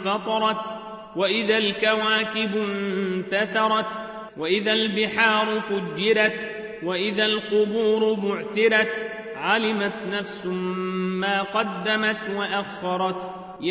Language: Arabic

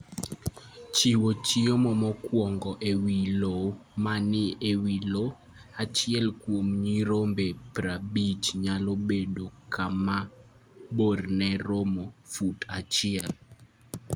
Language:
Luo (Kenya and Tanzania)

